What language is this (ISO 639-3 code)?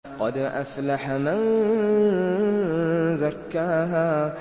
ara